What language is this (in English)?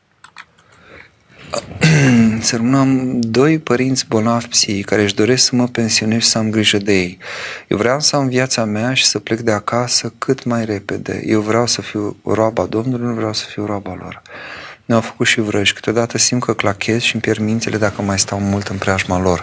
Romanian